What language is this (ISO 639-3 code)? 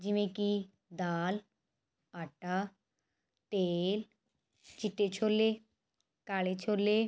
pan